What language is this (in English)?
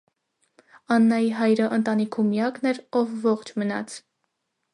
Armenian